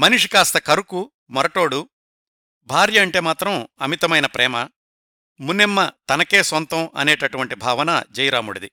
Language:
Telugu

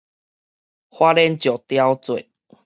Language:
Min Nan Chinese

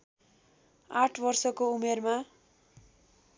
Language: Nepali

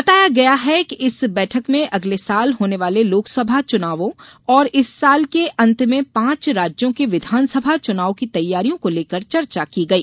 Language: Hindi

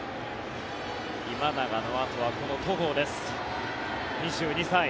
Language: Japanese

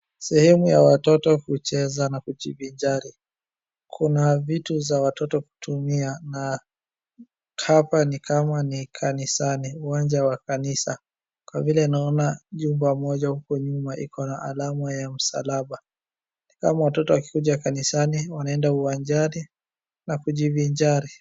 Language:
Swahili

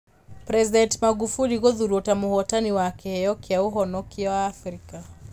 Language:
Kikuyu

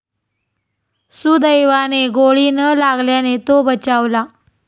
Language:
Marathi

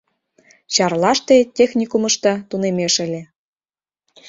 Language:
Mari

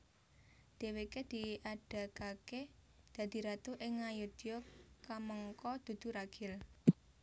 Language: Javanese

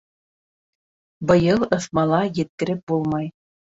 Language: Bashkir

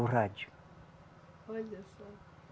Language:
Portuguese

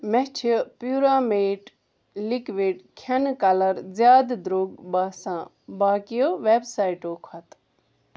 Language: Kashmiri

